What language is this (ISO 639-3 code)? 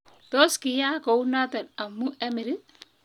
kln